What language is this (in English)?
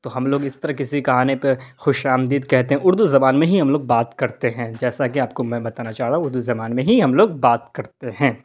Urdu